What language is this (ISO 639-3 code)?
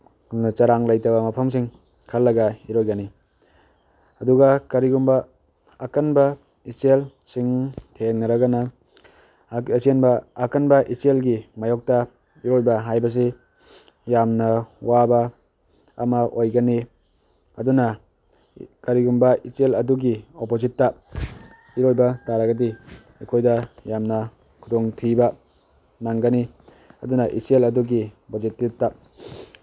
mni